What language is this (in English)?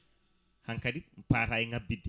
Fula